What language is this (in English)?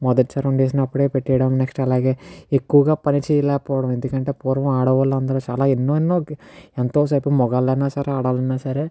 Telugu